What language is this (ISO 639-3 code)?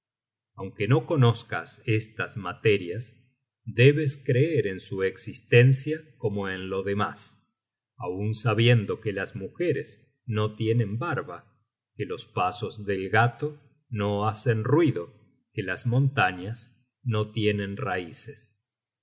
spa